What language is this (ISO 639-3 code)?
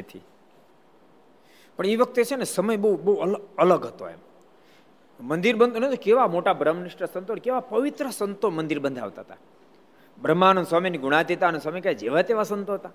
guj